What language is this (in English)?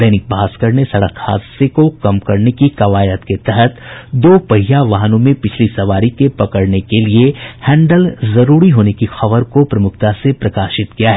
Hindi